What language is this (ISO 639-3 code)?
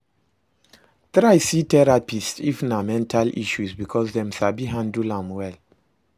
pcm